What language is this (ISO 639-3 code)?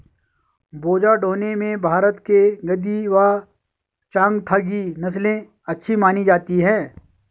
hin